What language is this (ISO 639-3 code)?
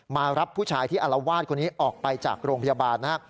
tha